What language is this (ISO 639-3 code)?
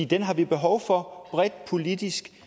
dan